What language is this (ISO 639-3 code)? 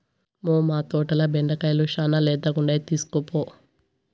tel